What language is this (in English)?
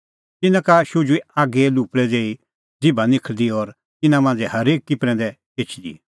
Kullu Pahari